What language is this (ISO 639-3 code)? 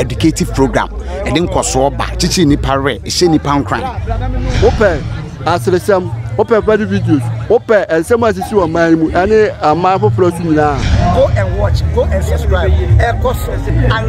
eng